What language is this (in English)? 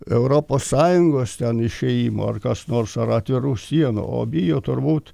Lithuanian